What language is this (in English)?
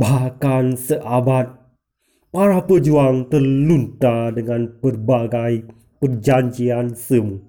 Malay